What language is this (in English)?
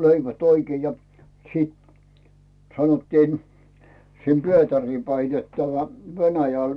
Finnish